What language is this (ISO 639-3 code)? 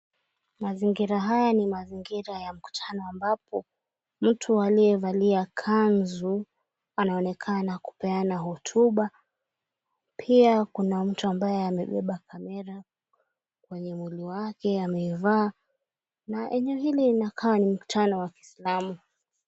swa